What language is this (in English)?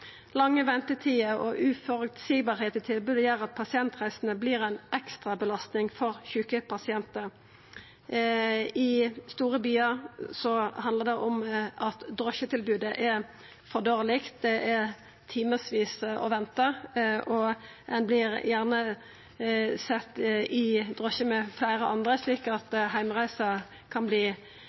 Norwegian Nynorsk